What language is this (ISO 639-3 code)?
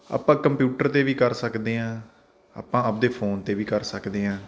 pan